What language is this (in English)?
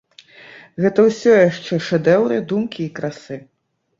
Belarusian